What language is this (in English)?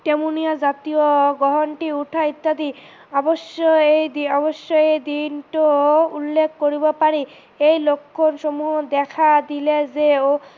Assamese